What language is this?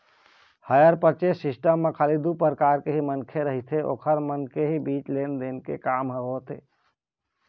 Chhattisgarhi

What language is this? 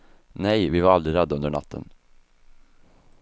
Swedish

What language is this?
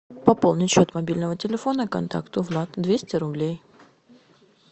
Russian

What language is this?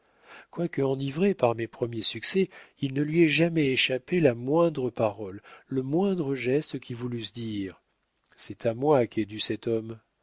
French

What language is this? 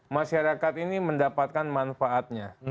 Indonesian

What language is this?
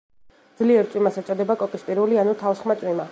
Georgian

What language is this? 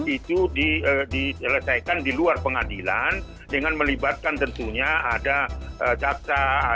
Indonesian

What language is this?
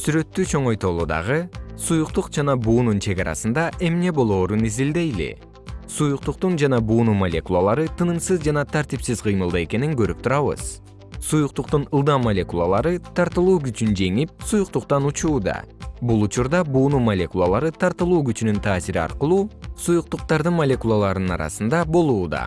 Kyrgyz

